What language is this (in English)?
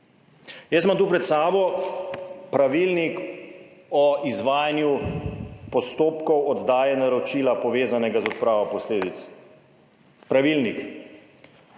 Slovenian